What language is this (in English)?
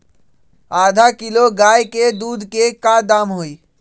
Magahi